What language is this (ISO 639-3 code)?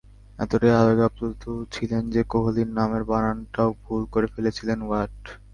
ben